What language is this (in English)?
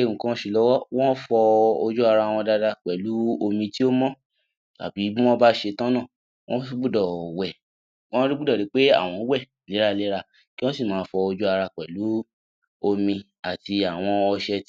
Yoruba